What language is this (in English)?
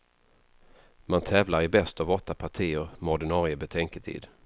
Swedish